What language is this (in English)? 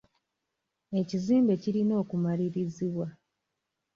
Ganda